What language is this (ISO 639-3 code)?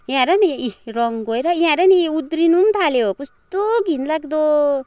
nep